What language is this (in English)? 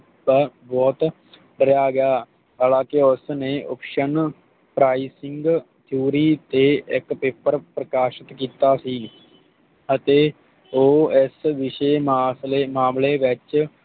Punjabi